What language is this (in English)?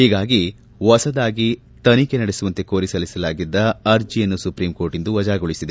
Kannada